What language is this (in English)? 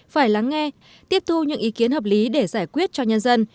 Vietnamese